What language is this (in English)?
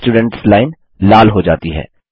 Hindi